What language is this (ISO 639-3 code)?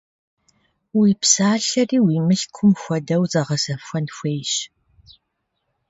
kbd